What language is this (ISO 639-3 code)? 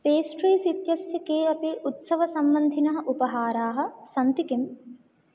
san